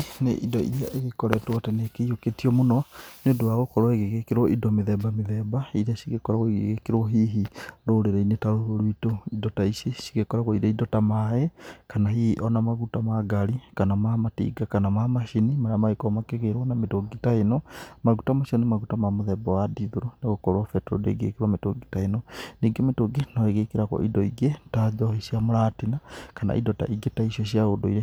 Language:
Kikuyu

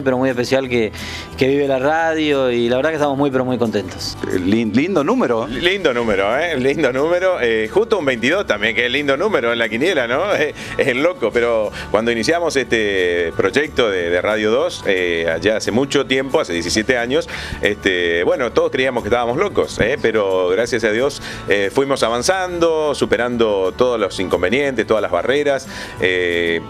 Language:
Spanish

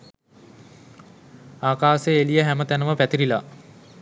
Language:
Sinhala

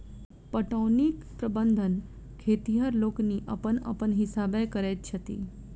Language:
Maithili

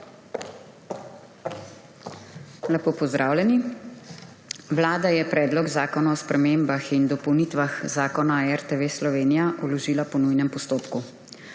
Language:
Slovenian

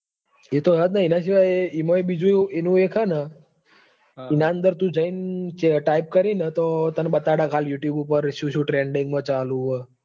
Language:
Gujarati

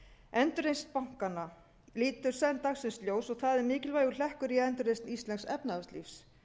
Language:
Icelandic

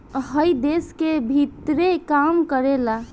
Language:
Bhojpuri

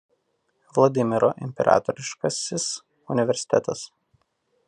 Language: Lithuanian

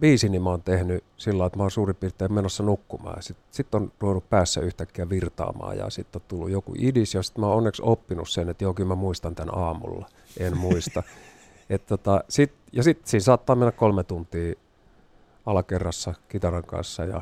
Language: Finnish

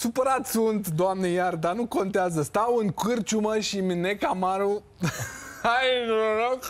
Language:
Romanian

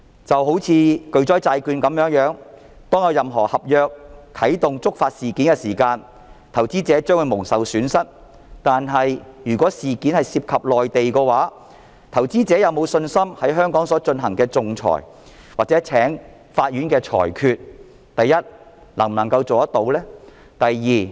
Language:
Cantonese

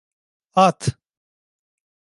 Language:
Turkish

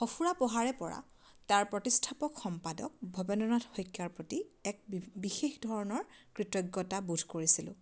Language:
Assamese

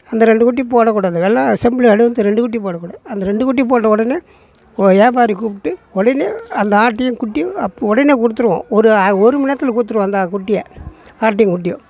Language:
Tamil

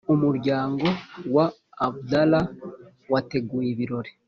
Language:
Kinyarwanda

